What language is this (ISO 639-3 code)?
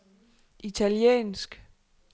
dan